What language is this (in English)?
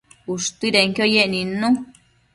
Matsés